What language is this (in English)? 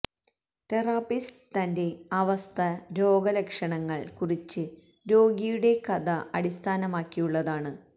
Malayalam